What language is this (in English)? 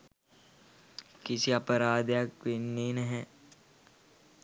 Sinhala